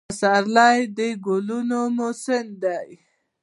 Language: Pashto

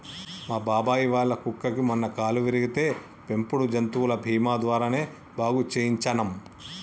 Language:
Telugu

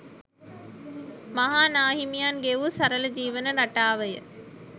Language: Sinhala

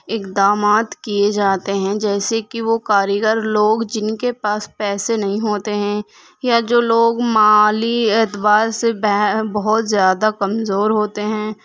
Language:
Urdu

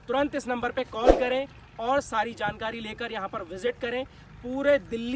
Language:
Hindi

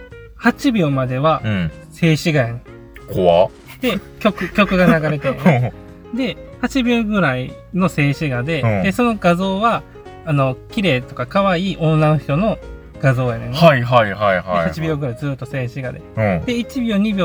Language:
Japanese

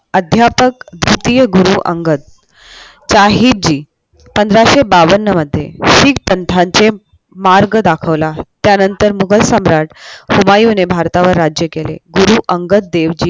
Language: Marathi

